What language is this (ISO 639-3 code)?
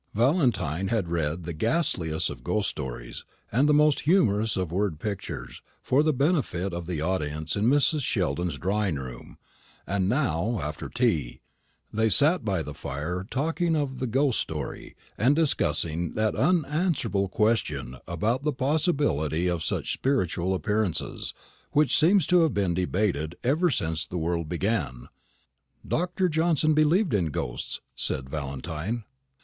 eng